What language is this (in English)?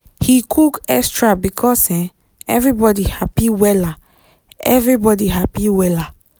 Nigerian Pidgin